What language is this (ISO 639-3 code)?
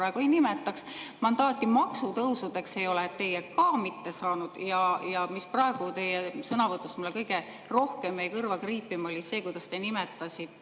est